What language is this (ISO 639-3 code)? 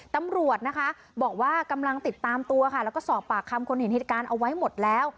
tha